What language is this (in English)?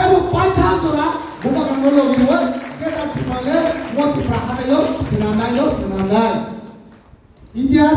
Bangla